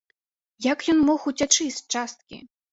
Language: Belarusian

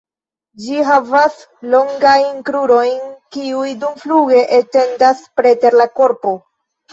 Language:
Esperanto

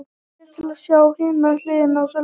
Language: Icelandic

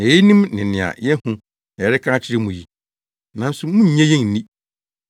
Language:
Akan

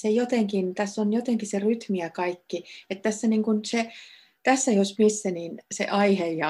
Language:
Finnish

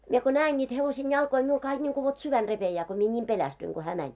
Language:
Finnish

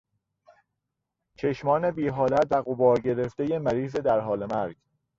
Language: Persian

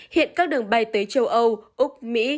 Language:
Vietnamese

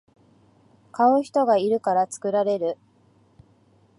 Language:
Japanese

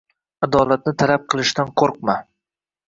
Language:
Uzbek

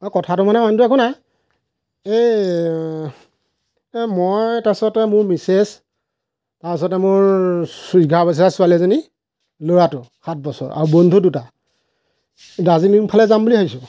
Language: Assamese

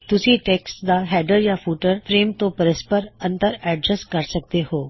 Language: Punjabi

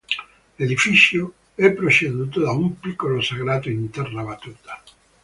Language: Italian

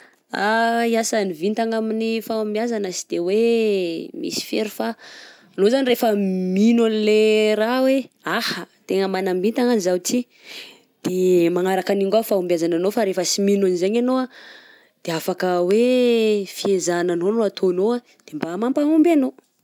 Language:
Southern Betsimisaraka Malagasy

